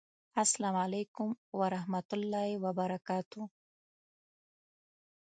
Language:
Pashto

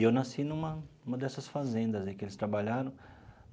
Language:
Portuguese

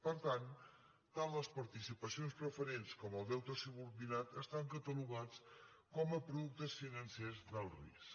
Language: Catalan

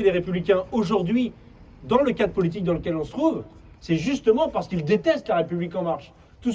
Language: French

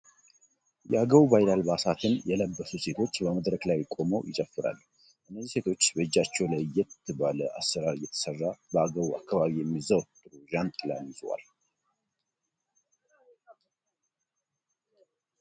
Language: Amharic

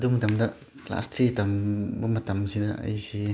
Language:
Manipuri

